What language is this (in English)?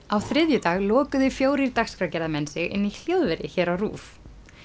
Icelandic